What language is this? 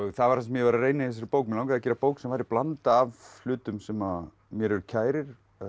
Icelandic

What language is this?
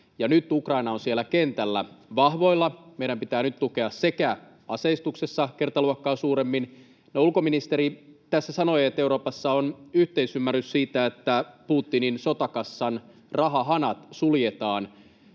Finnish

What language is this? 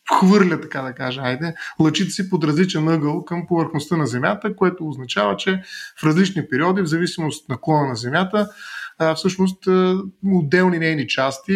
Bulgarian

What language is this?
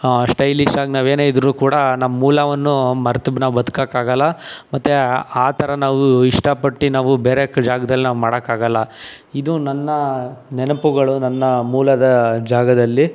Kannada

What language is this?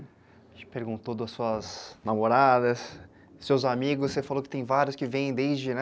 Portuguese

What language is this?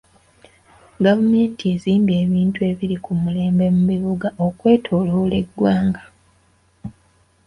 Ganda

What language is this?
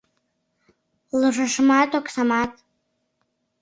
Mari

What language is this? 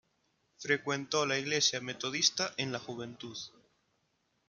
Spanish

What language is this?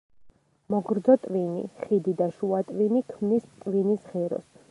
Georgian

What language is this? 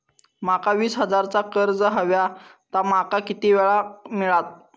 Marathi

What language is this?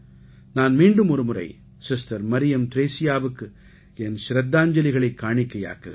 Tamil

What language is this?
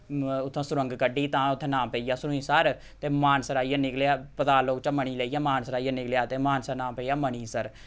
Dogri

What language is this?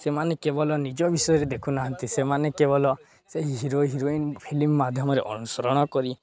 Odia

